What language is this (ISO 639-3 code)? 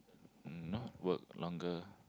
eng